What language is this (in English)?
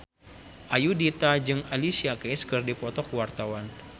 Sundanese